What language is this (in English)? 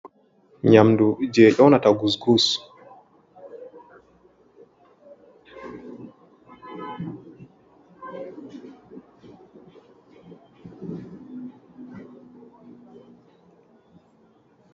Fula